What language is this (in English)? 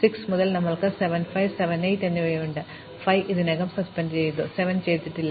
Malayalam